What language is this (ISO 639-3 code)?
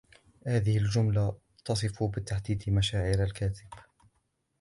ara